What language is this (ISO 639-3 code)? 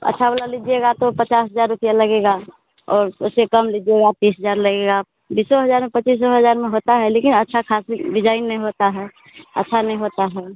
hin